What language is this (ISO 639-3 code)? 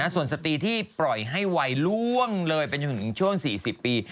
tha